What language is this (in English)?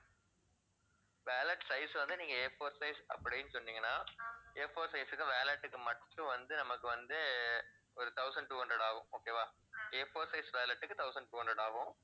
Tamil